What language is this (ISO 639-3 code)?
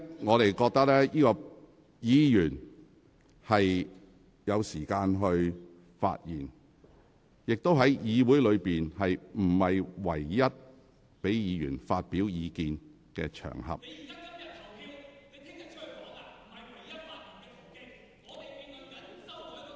yue